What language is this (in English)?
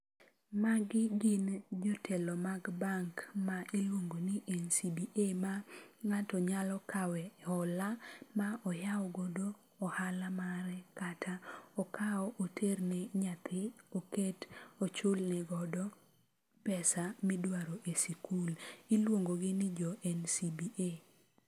Luo (Kenya and Tanzania)